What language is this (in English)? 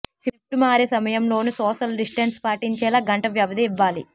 Telugu